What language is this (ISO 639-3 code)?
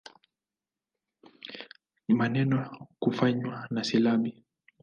swa